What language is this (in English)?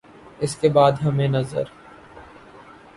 Urdu